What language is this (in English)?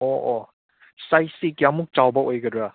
Manipuri